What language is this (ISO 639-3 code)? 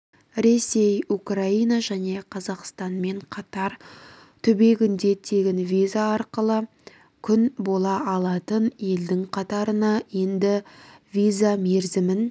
kaz